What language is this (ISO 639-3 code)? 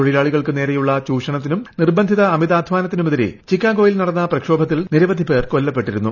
mal